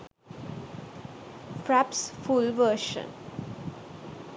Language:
Sinhala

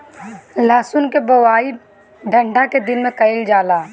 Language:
Bhojpuri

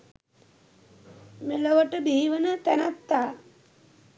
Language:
Sinhala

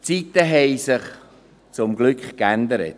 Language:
Swiss German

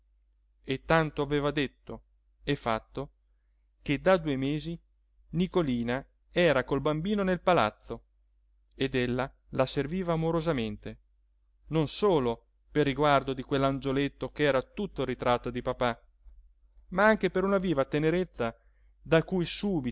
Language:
Italian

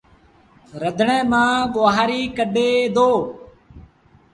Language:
Sindhi Bhil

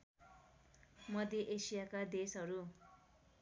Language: Nepali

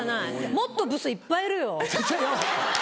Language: Japanese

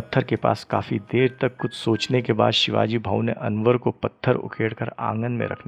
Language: Hindi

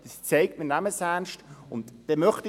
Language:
Swiss German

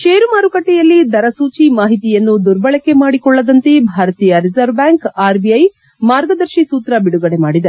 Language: Kannada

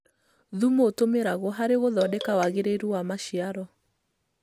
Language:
Kikuyu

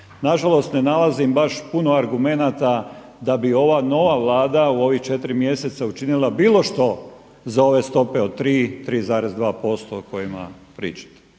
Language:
Croatian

